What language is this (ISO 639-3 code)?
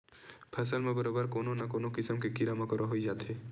hne